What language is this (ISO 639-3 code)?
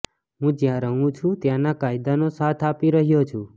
guj